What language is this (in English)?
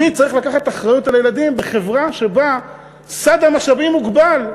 Hebrew